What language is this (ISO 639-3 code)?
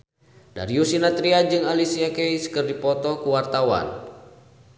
sun